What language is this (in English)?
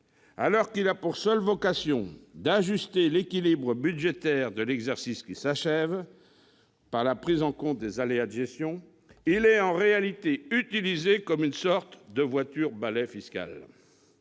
French